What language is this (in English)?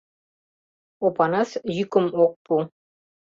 Mari